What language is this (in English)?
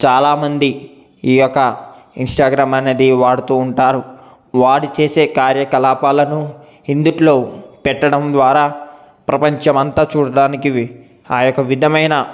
Telugu